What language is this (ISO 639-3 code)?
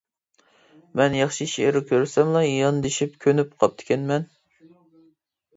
uig